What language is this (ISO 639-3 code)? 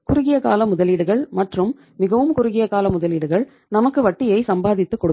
tam